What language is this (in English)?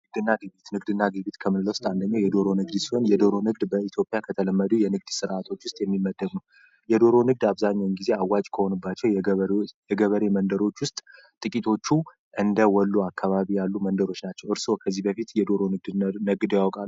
Amharic